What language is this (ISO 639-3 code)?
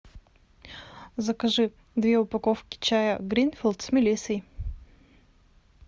rus